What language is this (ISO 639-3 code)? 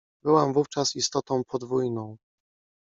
pol